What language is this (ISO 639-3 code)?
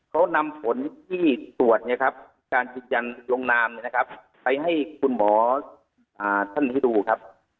tha